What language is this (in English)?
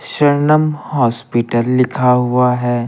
Hindi